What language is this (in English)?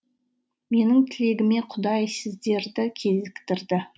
Kazakh